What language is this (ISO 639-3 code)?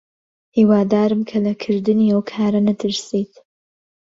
ckb